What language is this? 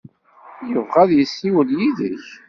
Kabyle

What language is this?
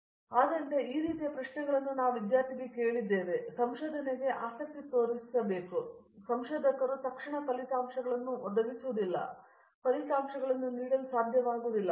Kannada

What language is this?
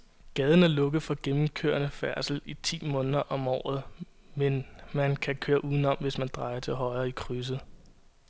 Danish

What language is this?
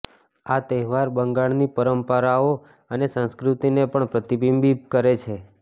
Gujarati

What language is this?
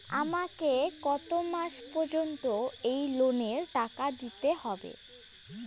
Bangla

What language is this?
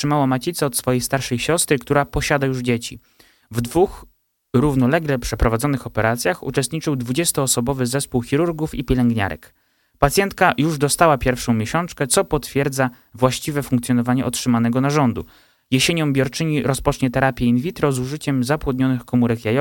Polish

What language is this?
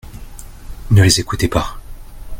French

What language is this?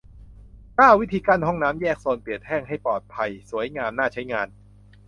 Thai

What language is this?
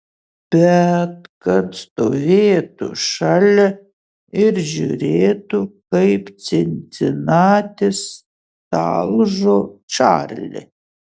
Lithuanian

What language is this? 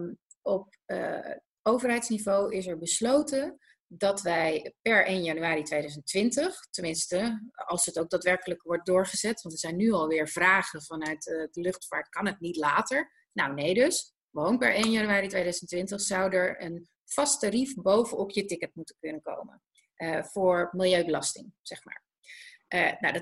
Dutch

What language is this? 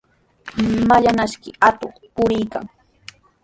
Sihuas Ancash Quechua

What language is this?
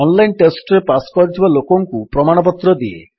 Odia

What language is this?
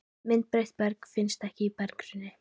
Icelandic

